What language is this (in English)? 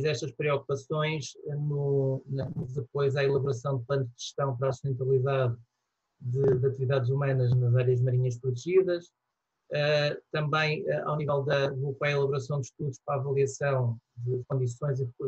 Portuguese